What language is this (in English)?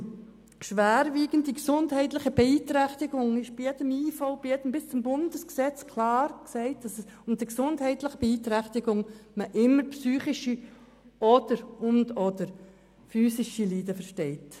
Swiss German